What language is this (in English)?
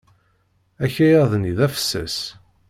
Kabyle